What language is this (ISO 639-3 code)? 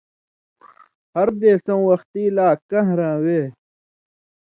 mvy